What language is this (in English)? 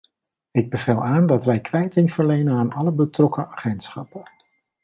Dutch